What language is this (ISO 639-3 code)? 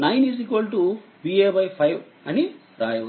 tel